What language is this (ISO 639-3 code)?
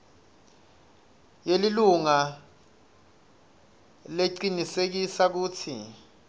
ssw